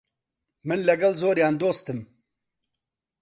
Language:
Central Kurdish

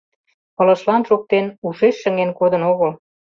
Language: Mari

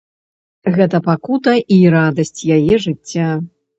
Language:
Belarusian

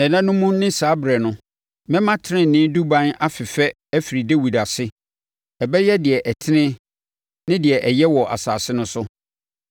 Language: Akan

